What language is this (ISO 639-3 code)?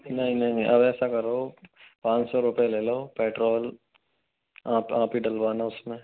hin